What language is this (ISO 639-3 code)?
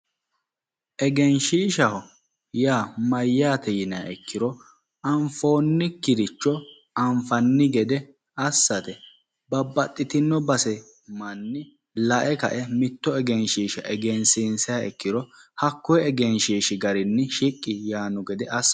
sid